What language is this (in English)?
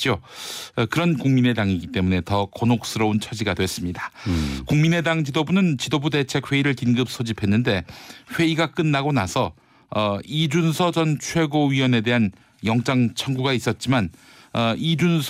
Korean